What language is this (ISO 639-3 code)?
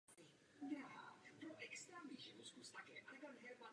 ces